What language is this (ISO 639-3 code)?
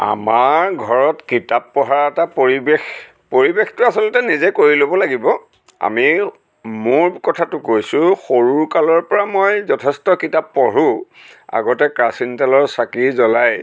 asm